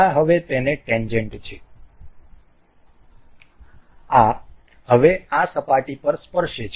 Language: Gujarati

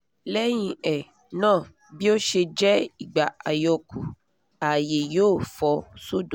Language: Yoruba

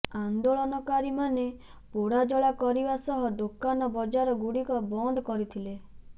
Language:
Odia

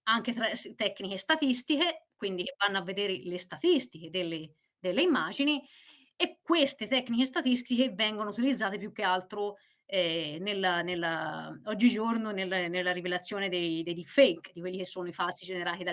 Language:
Italian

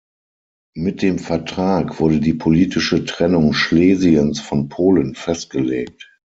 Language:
German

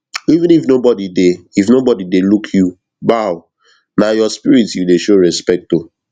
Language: Nigerian Pidgin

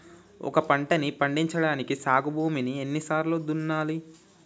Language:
Telugu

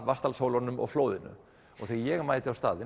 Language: Icelandic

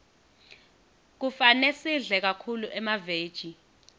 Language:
Swati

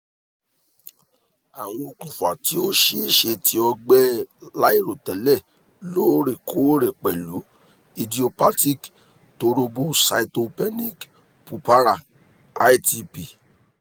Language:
Yoruba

